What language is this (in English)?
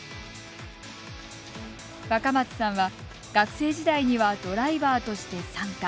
Japanese